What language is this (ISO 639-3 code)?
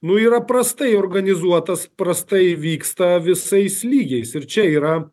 lit